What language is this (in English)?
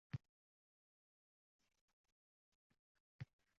Uzbek